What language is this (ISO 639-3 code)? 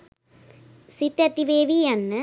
sin